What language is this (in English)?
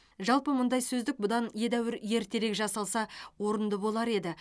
Kazakh